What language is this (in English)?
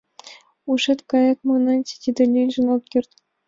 Mari